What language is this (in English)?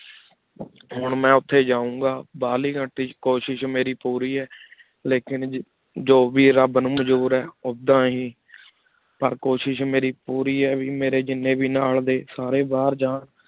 Punjabi